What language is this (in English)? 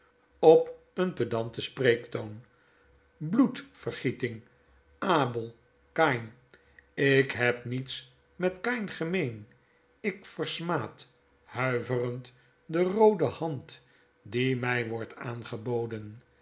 Dutch